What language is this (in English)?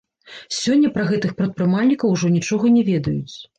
Belarusian